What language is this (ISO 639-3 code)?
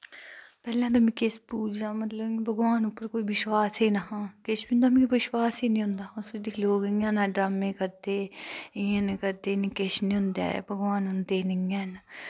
doi